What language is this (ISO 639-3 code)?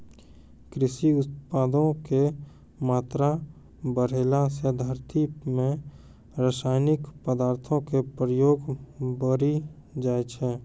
mai